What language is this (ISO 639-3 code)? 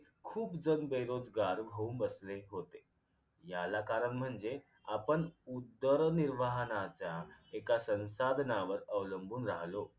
mar